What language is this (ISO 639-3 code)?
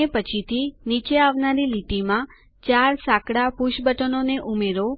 guj